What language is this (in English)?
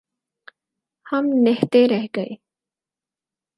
Urdu